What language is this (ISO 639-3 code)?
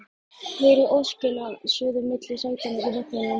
isl